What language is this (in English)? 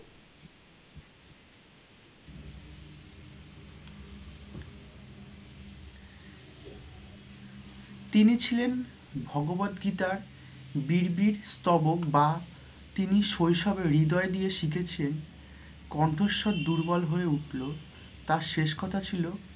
Bangla